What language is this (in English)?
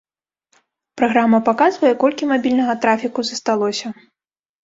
Belarusian